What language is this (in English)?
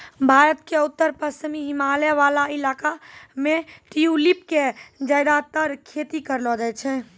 Maithili